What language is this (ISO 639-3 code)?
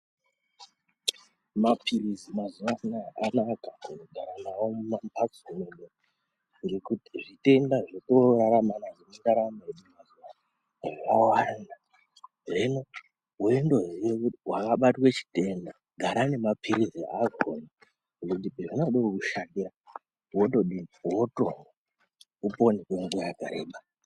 ndc